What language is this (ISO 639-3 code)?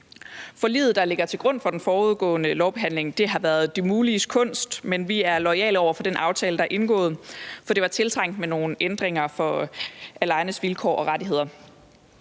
dan